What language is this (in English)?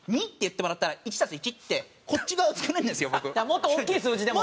Japanese